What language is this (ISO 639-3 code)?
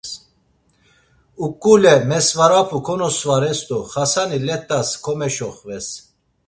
lzz